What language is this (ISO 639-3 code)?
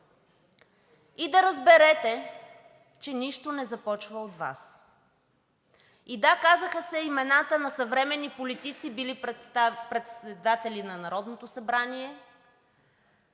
bul